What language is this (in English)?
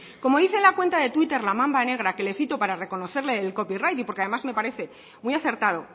Spanish